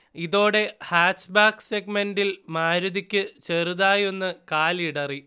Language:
Malayalam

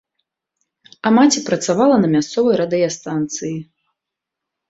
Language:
Belarusian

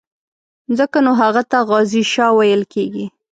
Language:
Pashto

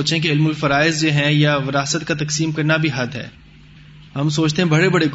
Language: Urdu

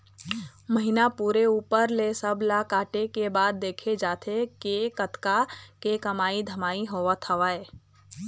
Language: Chhattisgarhi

